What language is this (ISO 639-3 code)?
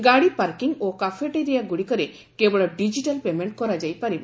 ori